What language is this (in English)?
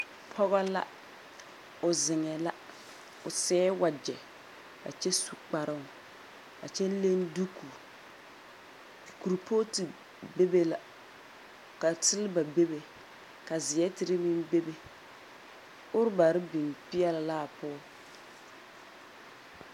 Southern Dagaare